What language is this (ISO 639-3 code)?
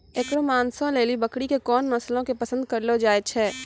mai